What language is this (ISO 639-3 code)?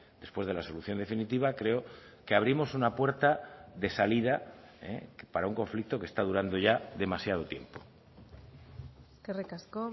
spa